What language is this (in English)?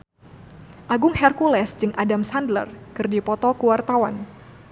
Sundanese